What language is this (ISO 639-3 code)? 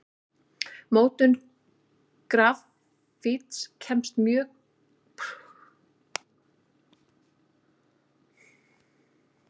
isl